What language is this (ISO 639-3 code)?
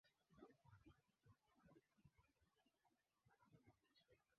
swa